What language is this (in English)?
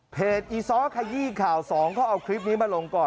Thai